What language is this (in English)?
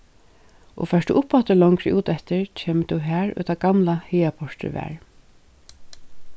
Faroese